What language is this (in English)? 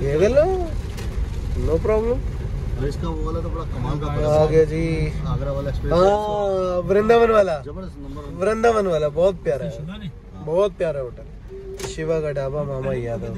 Hindi